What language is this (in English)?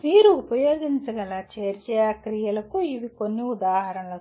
Telugu